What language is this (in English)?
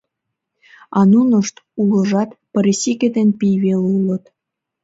Mari